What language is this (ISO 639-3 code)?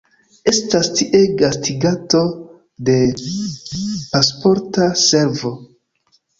epo